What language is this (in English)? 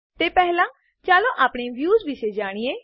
Gujarati